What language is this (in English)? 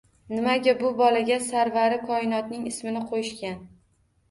Uzbek